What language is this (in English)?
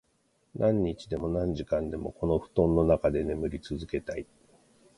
Japanese